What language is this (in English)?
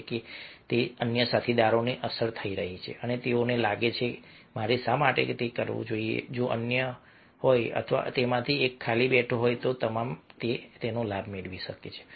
Gujarati